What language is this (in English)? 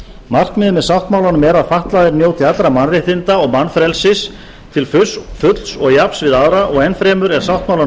Icelandic